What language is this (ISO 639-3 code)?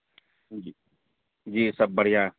urd